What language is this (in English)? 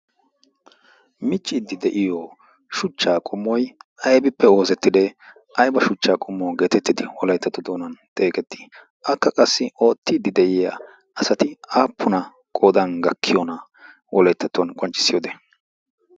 Wolaytta